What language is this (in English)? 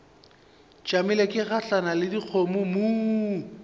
Northern Sotho